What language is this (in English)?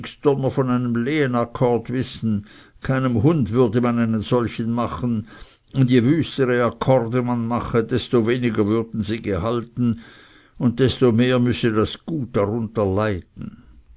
German